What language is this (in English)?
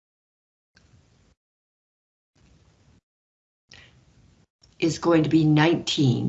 English